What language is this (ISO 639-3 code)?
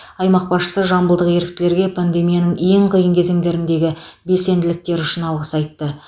kaz